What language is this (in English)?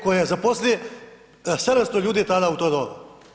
Croatian